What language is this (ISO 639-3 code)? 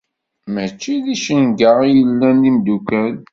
kab